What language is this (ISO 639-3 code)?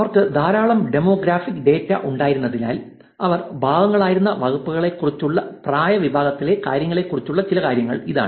mal